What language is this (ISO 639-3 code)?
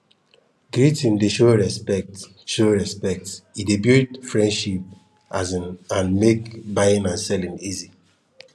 pcm